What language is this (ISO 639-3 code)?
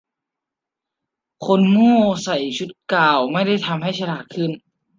tha